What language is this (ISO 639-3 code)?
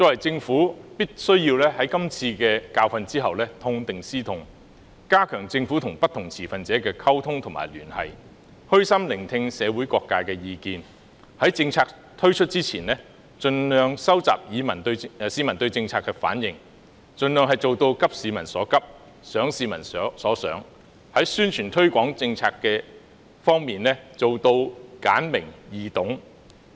yue